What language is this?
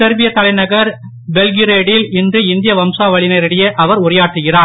Tamil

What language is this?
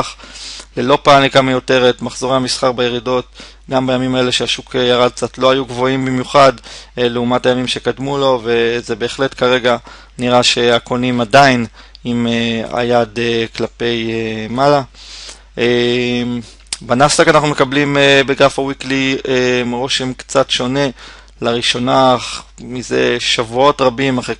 Hebrew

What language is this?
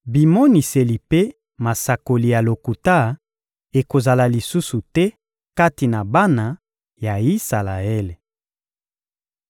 Lingala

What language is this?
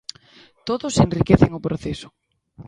Galician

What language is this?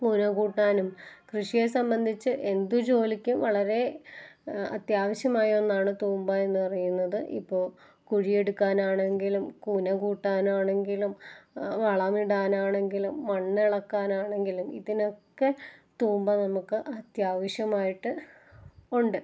Malayalam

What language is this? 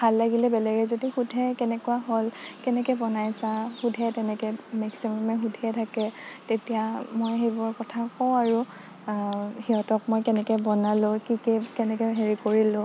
Assamese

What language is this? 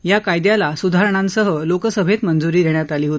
Marathi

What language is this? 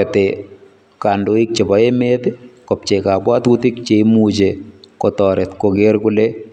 Kalenjin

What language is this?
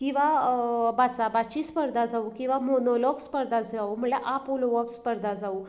Konkani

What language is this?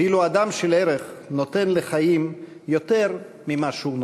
Hebrew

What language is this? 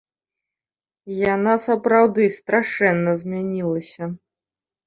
Belarusian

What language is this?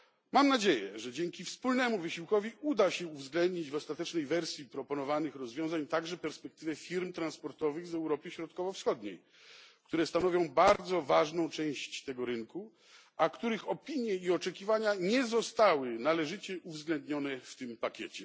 Polish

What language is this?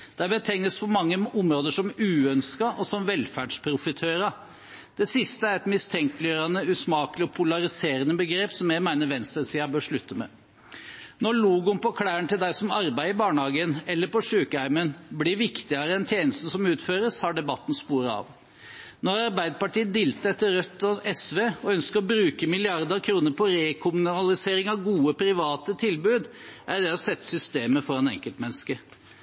Norwegian Bokmål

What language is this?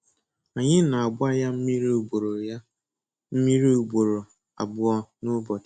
Igbo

